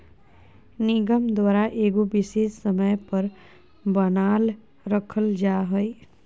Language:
Magahi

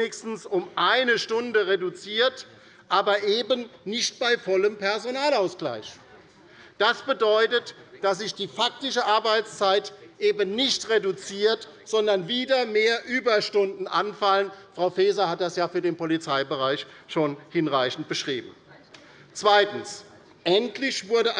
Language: German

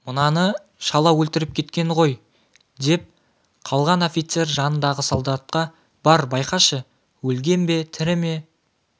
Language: Kazakh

